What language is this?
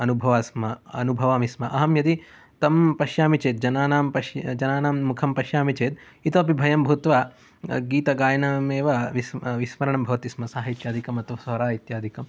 Sanskrit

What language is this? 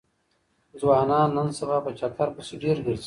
Pashto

